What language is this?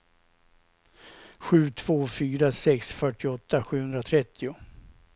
Swedish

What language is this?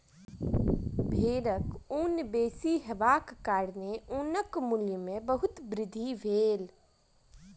Maithili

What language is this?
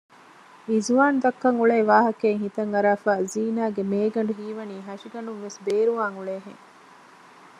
Divehi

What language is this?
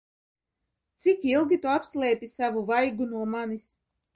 Latvian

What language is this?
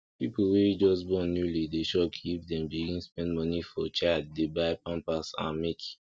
Nigerian Pidgin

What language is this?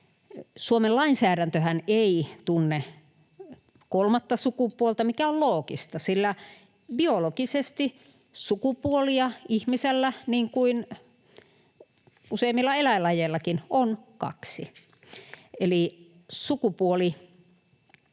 Finnish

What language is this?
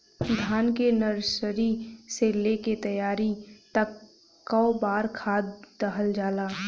Bhojpuri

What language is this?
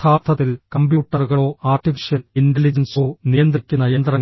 Malayalam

